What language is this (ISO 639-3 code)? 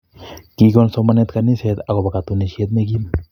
kln